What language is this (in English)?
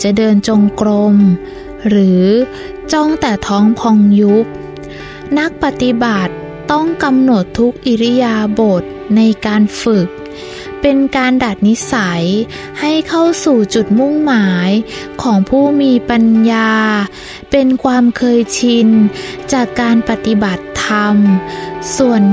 Thai